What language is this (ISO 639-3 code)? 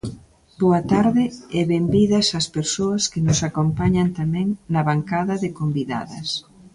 glg